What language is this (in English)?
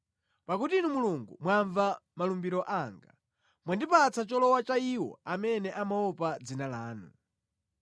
Nyanja